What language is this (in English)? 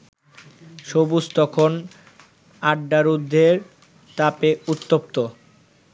Bangla